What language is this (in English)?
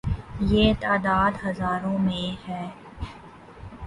Urdu